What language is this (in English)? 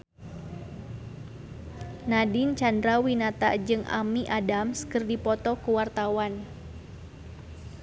Sundanese